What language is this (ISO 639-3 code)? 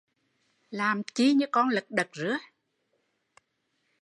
vie